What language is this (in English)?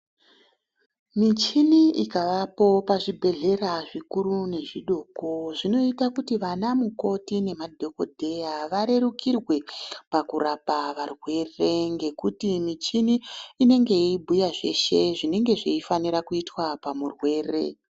Ndau